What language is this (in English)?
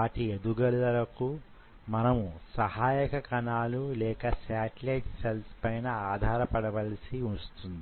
Telugu